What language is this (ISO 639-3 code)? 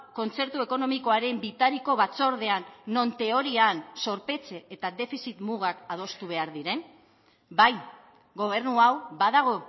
eus